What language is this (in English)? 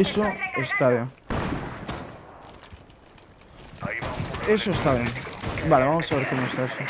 Spanish